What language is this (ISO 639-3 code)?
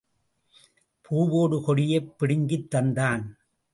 tam